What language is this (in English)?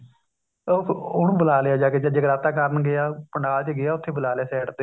Punjabi